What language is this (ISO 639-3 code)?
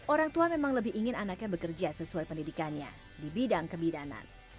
ind